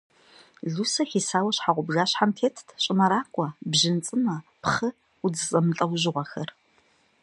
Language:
Kabardian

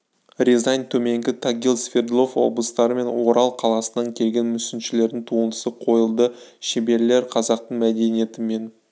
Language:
Kazakh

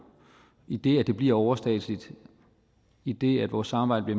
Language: Danish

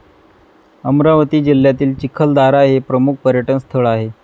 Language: Marathi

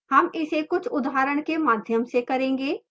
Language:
Hindi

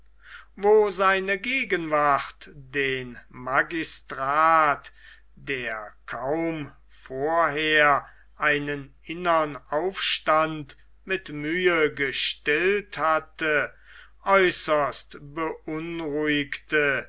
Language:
German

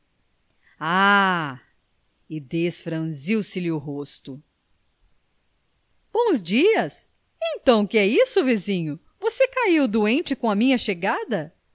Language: Portuguese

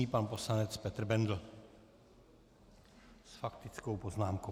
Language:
Czech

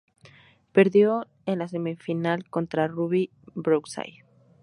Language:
Spanish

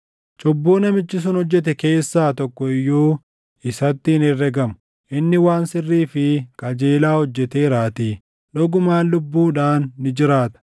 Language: Oromo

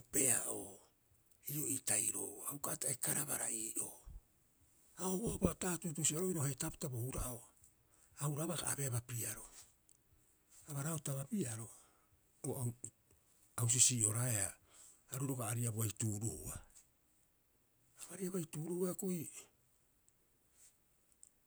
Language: Rapoisi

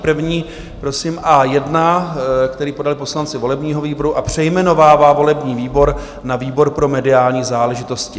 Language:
Czech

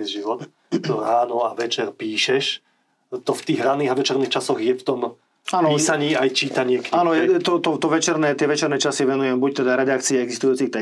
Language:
Slovak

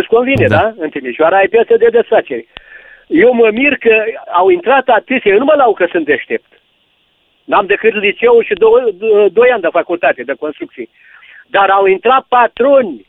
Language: Romanian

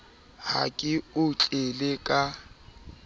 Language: Southern Sotho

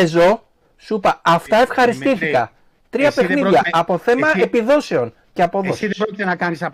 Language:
Greek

